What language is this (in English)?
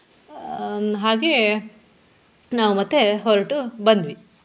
Kannada